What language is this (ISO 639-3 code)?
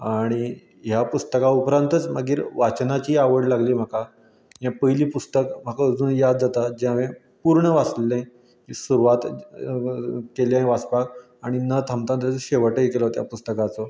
kok